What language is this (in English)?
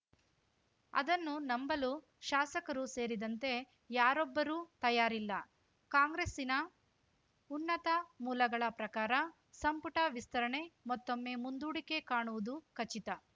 Kannada